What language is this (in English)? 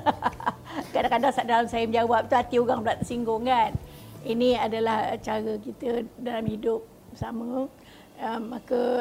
Malay